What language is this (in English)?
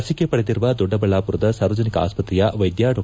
Kannada